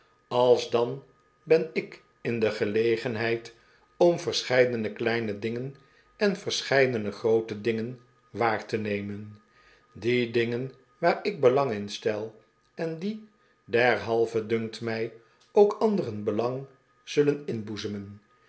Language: Dutch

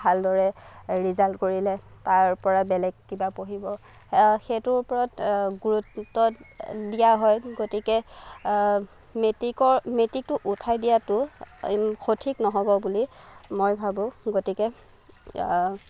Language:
Assamese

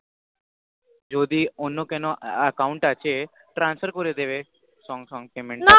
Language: Bangla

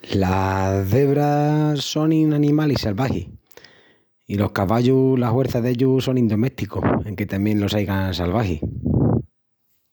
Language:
Extremaduran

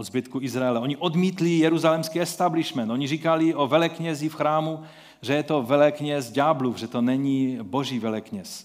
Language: Czech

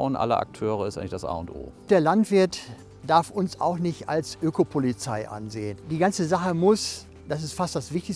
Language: German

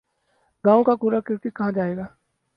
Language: Urdu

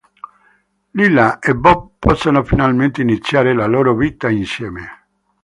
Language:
Italian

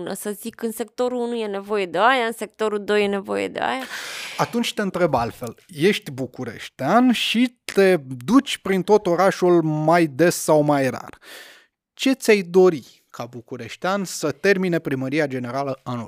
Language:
Romanian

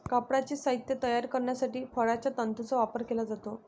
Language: Marathi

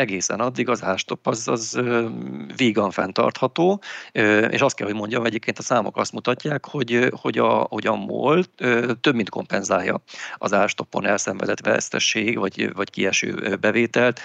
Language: Hungarian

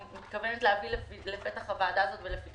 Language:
Hebrew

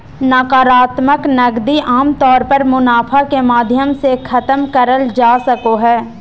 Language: Magahi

